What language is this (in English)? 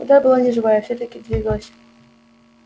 Russian